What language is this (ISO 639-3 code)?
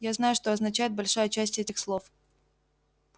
rus